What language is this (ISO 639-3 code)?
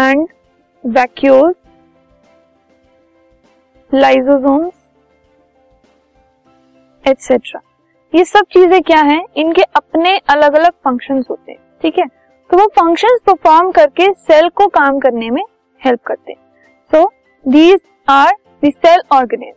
hin